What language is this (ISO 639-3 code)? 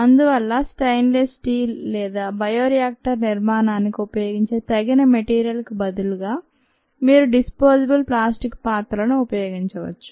tel